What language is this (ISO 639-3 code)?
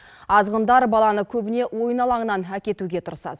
kaz